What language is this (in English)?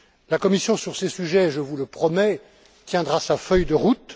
French